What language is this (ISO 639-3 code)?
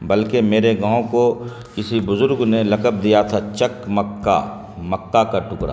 urd